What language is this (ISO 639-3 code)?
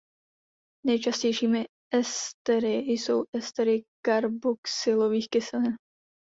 ces